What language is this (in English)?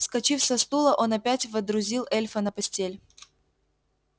Russian